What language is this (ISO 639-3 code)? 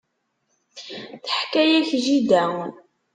kab